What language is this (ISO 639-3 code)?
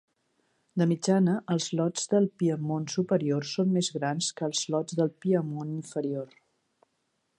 cat